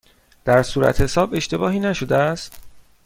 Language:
Persian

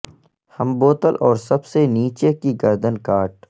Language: Urdu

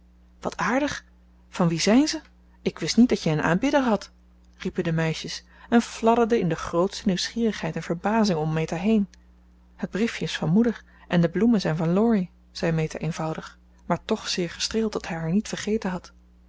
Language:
Dutch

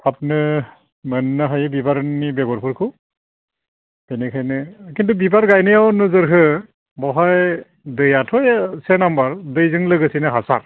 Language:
Bodo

